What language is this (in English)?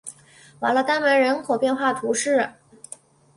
Chinese